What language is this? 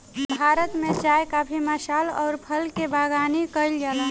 Bhojpuri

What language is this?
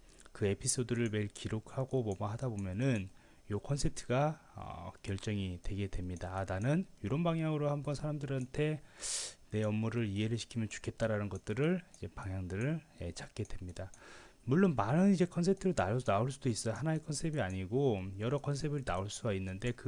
Korean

